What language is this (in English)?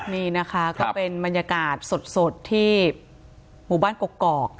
Thai